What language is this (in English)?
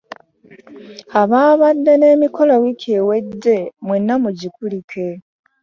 Ganda